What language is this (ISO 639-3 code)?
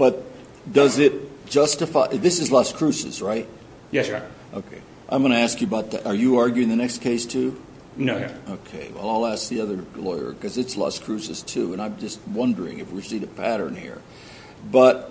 eng